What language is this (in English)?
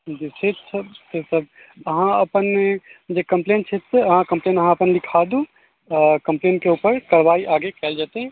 Maithili